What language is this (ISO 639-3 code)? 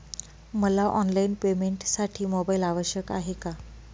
mar